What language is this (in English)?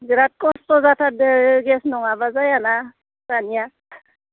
Bodo